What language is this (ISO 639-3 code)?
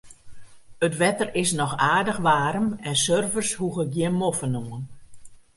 fry